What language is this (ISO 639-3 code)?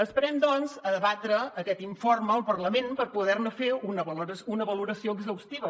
cat